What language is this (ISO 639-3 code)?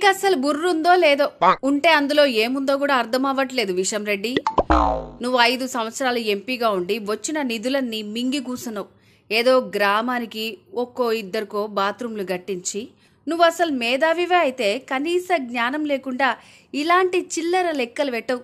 tel